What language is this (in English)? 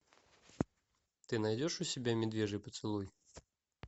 Russian